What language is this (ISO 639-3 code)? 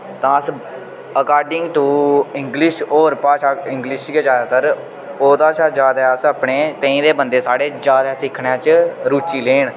doi